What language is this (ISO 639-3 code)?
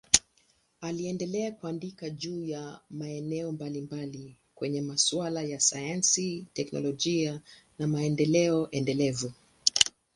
swa